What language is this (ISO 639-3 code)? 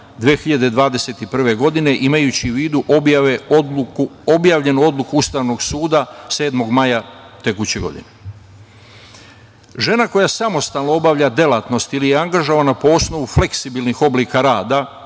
srp